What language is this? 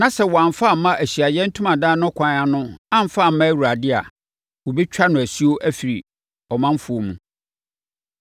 Akan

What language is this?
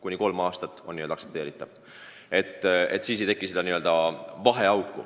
Estonian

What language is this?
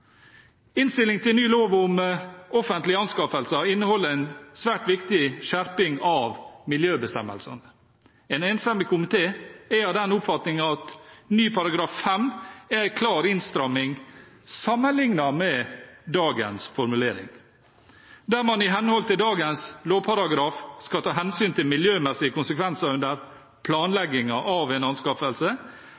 Norwegian Bokmål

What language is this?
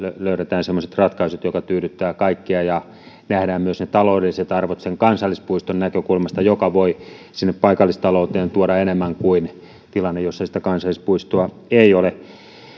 Finnish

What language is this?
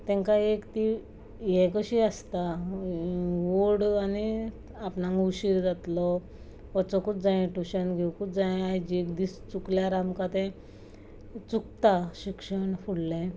Konkani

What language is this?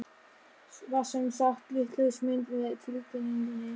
Icelandic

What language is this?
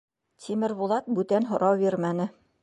Bashkir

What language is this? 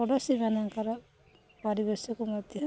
Odia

